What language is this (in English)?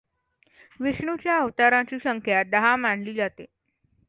Marathi